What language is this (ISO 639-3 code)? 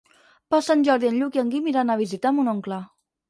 cat